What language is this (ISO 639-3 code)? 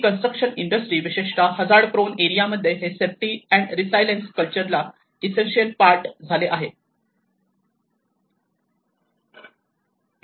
mar